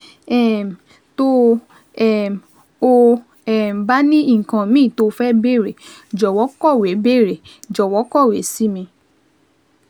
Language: Yoruba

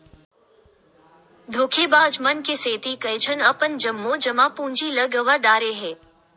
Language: Chhattisgarhi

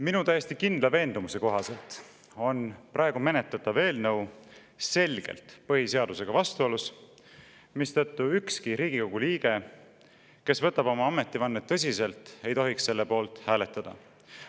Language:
Estonian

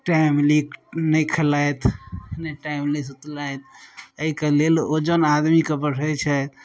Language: Maithili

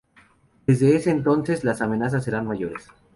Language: Spanish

